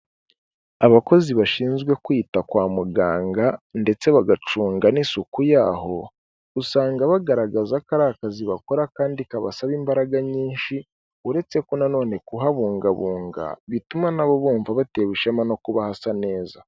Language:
Kinyarwanda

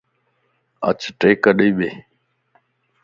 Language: Lasi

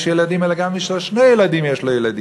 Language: Hebrew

